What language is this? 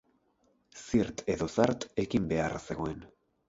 Basque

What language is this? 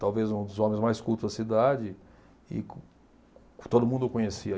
Portuguese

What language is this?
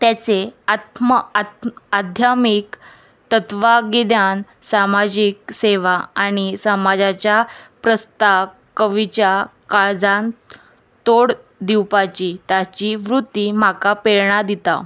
Konkani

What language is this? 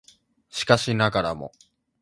Japanese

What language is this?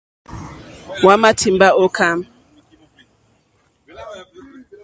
Mokpwe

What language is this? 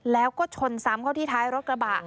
Thai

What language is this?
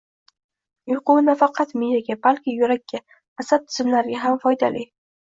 Uzbek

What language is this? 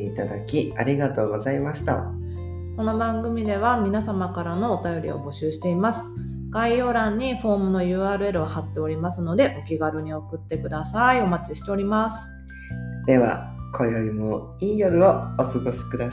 Japanese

